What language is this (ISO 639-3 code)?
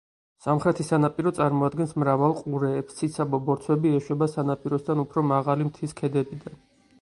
kat